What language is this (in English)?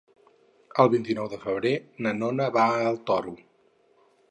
Catalan